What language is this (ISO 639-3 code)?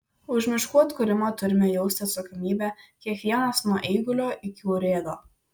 lit